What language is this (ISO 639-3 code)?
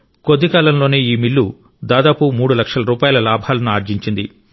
tel